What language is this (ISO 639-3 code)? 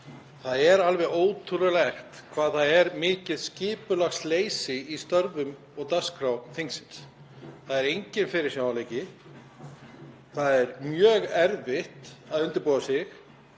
isl